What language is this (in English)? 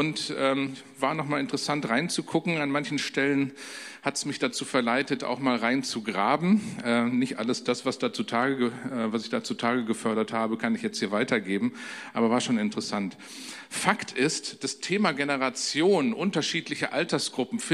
German